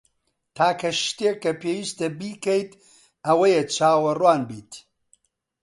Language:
Central Kurdish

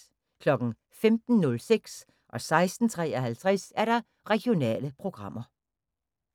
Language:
Danish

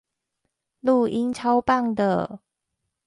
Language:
Chinese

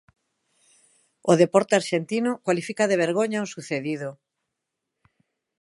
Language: Galician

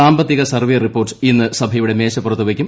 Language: Malayalam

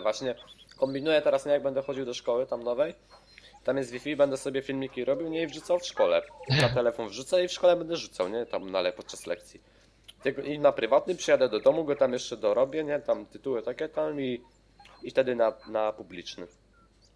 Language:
Polish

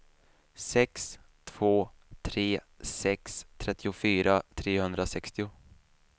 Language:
Swedish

